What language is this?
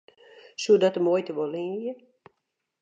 Western Frisian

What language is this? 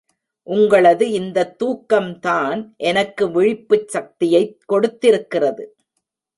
Tamil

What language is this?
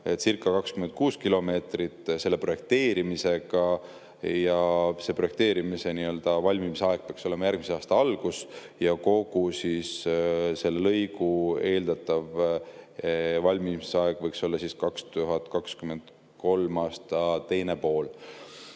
Estonian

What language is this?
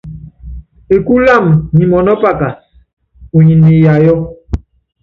Yangben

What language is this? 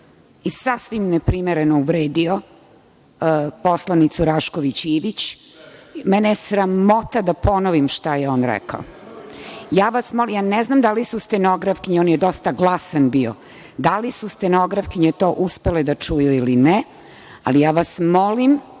Serbian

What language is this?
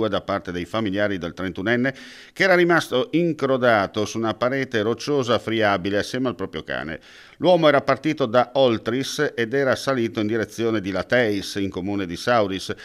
Italian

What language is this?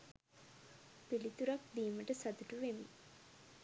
Sinhala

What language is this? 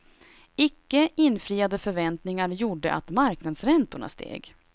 Swedish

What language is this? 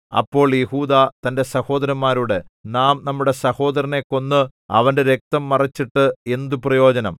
Malayalam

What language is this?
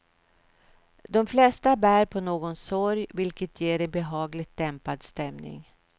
Swedish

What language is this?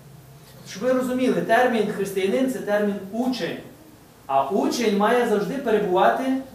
Ukrainian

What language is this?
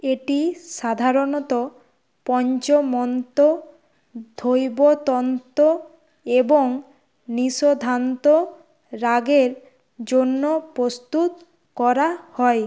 Bangla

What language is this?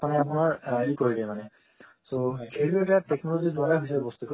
Assamese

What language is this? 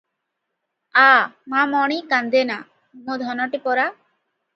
Odia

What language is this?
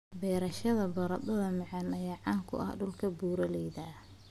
Somali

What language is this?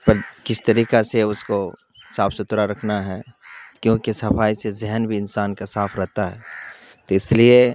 Urdu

